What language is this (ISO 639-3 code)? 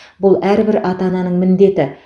kaz